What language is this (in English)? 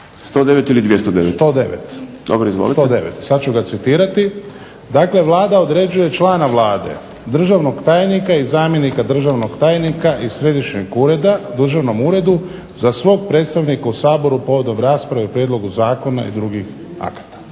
Croatian